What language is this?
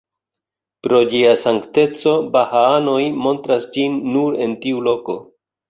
Esperanto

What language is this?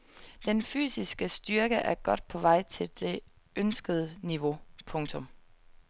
Danish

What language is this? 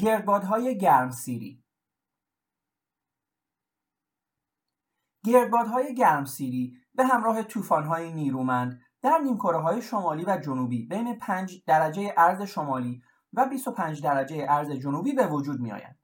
Persian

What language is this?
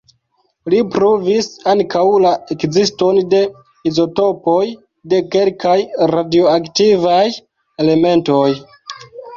Esperanto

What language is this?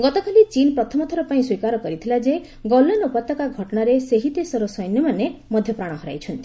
Odia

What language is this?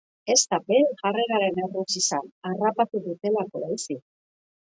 Basque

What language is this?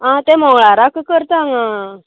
Konkani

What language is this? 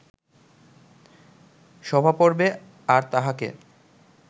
Bangla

